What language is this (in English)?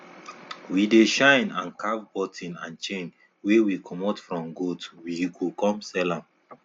Nigerian Pidgin